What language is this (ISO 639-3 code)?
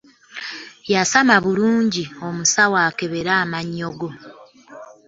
lug